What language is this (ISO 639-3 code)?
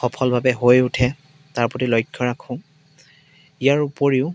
asm